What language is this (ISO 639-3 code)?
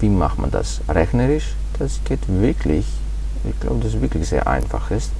deu